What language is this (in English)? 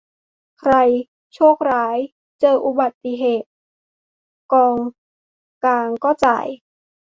Thai